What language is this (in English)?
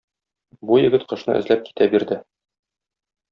Tatar